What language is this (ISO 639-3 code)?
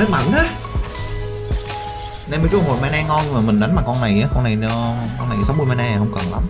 vie